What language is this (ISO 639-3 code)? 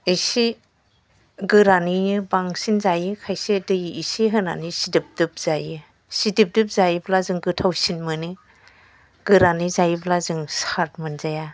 brx